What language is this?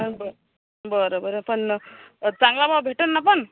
Marathi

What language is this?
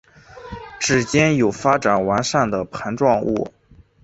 Chinese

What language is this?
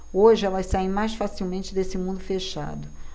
Portuguese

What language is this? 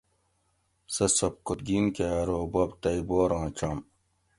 Gawri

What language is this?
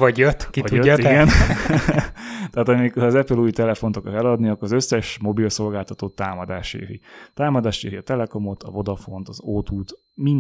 Hungarian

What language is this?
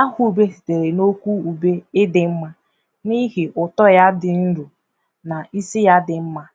Igbo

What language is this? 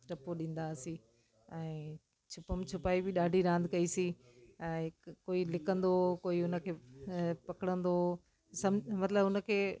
Sindhi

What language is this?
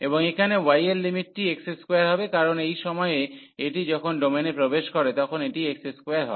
Bangla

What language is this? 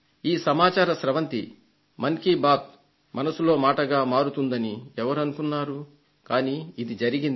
Telugu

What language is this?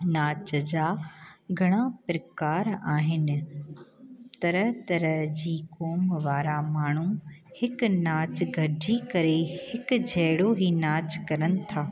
Sindhi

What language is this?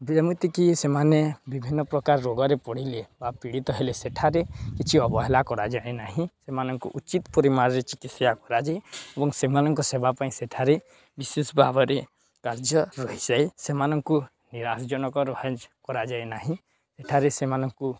Odia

